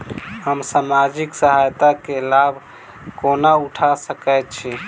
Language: Maithili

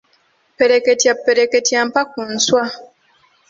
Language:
Ganda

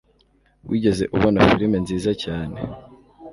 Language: Kinyarwanda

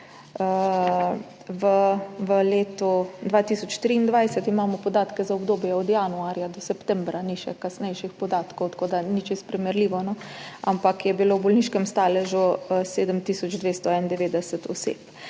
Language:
Slovenian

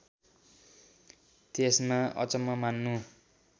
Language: Nepali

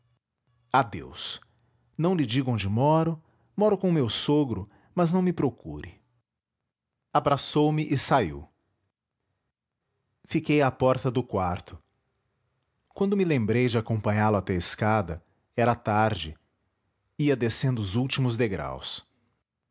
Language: Portuguese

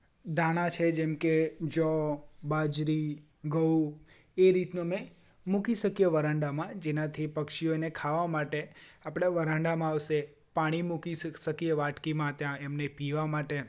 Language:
Gujarati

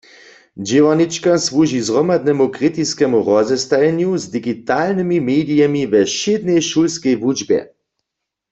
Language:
Upper Sorbian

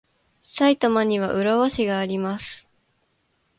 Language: Japanese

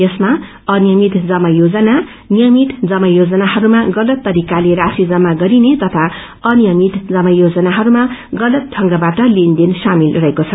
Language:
Nepali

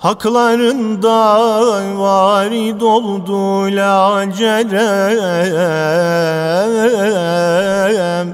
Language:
Turkish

